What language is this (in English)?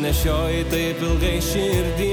Lithuanian